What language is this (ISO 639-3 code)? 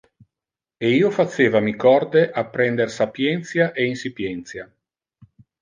ina